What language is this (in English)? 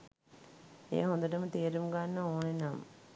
Sinhala